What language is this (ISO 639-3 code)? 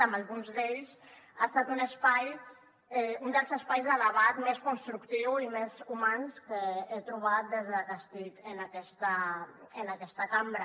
cat